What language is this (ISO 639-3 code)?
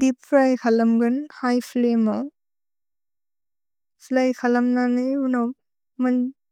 brx